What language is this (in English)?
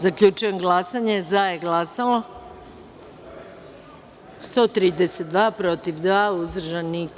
Serbian